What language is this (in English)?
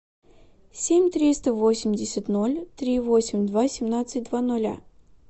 Russian